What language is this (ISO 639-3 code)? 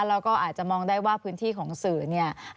tha